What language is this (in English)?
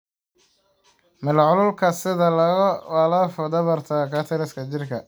Somali